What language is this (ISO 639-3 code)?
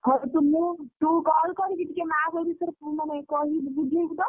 ori